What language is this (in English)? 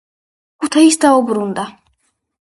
Georgian